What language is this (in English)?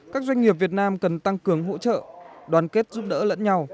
Vietnamese